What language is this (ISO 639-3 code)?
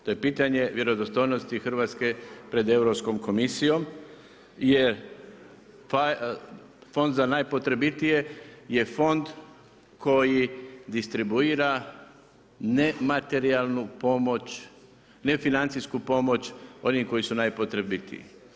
hrv